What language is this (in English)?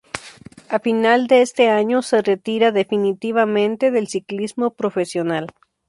Spanish